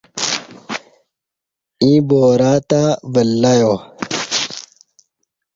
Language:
Kati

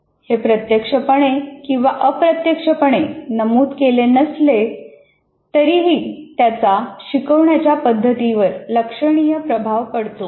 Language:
Marathi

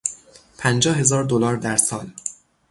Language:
Persian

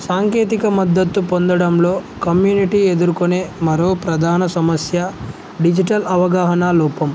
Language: Telugu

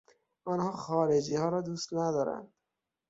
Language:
Persian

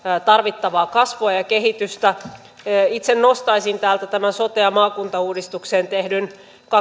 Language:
Finnish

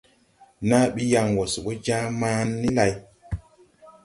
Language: Tupuri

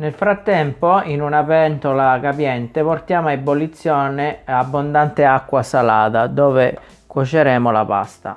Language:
Italian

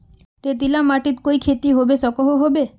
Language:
Magahi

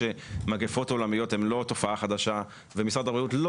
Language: Hebrew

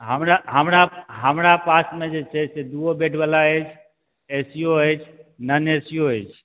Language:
Maithili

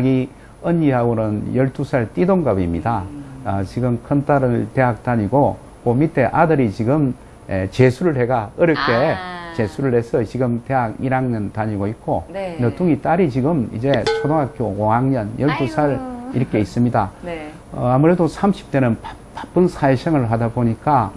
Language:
Korean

